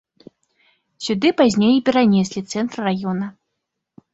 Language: Belarusian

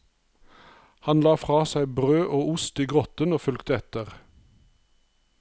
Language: Norwegian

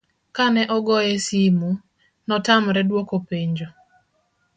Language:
Luo (Kenya and Tanzania)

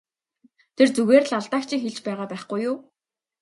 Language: Mongolian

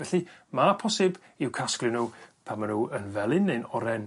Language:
Welsh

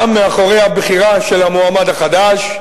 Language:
Hebrew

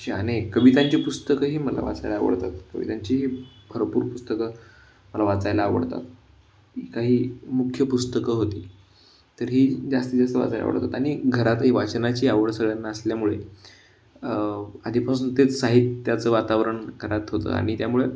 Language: Marathi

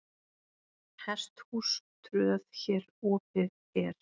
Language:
Icelandic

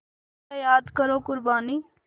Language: Hindi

